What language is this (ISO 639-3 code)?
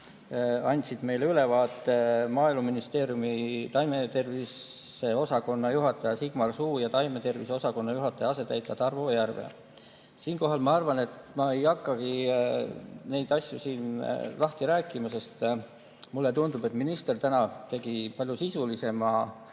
est